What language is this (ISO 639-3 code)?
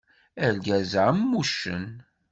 kab